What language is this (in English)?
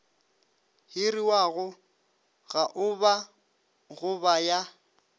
Northern Sotho